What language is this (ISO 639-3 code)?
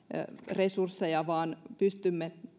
fin